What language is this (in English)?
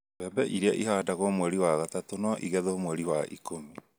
Kikuyu